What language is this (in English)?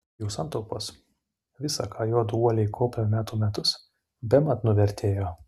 Lithuanian